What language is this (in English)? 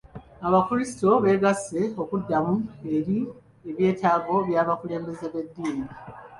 Ganda